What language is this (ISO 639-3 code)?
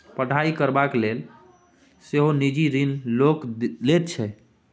mai